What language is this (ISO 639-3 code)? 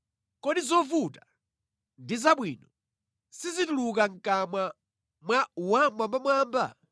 nya